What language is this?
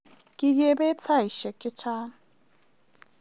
Kalenjin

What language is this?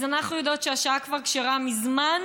Hebrew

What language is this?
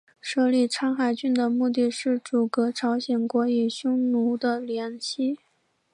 Chinese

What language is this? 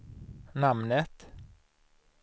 Swedish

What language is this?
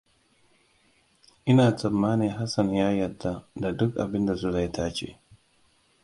Hausa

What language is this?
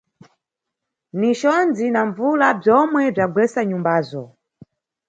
Nyungwe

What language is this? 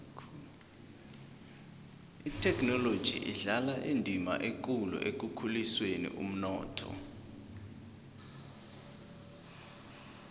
South Ndebele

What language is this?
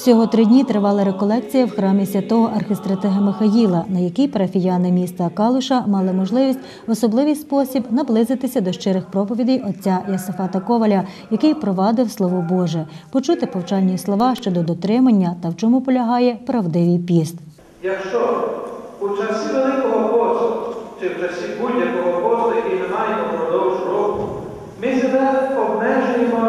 Ukrainian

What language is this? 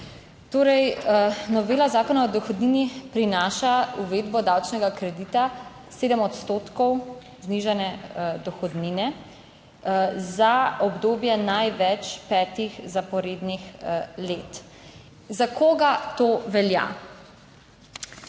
Slovenian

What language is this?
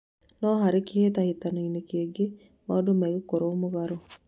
Kikuyu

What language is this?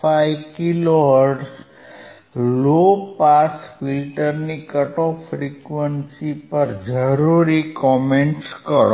Gujarati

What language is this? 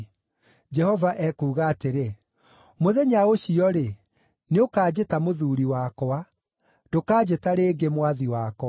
Kikuyu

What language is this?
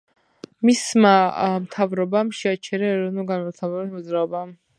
Georgian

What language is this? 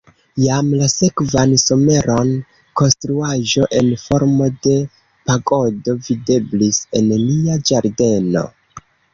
Esperanto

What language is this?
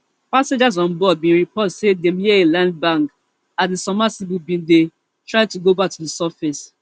Nigerian Pidgin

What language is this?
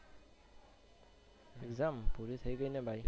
Gujarati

